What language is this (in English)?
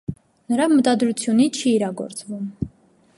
Armenian